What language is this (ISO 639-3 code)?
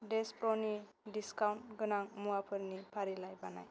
brx